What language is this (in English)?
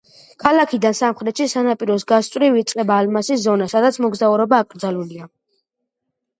Georgian